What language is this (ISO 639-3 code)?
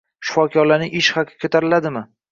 uzb